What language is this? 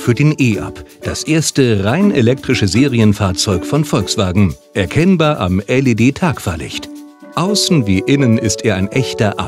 German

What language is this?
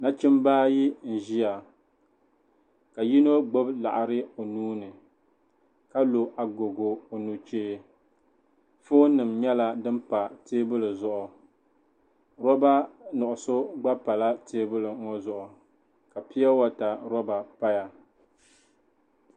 Dagbani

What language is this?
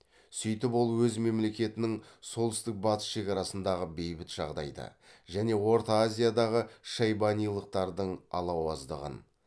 Kazakh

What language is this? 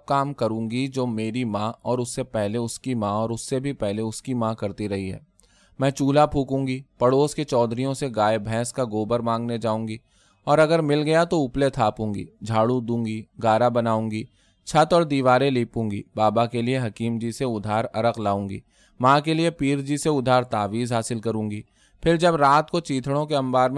Urdu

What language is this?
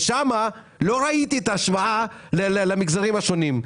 Hebrew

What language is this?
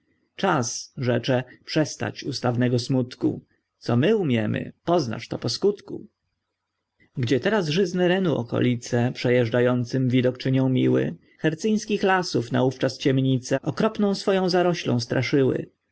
Polish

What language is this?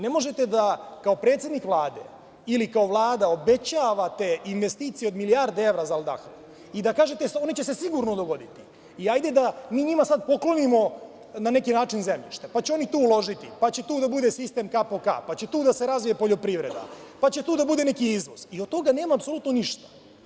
Serbian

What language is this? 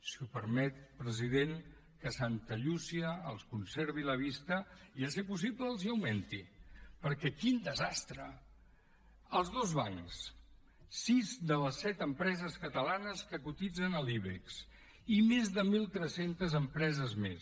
Catalan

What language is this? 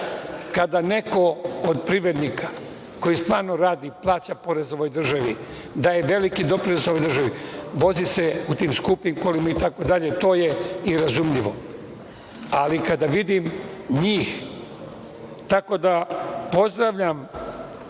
Serbian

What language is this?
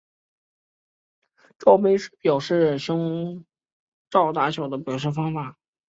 Chinese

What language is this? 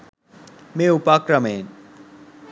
Sinhala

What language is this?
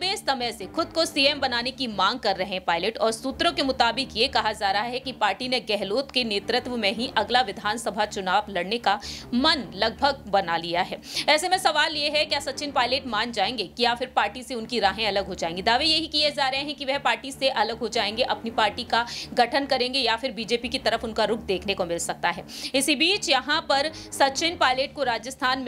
Hindi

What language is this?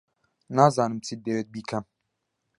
Central Kurdish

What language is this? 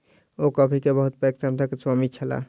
Maithili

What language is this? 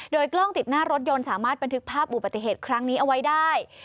Thai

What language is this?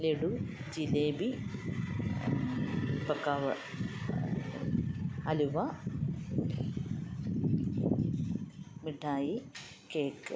Malayalam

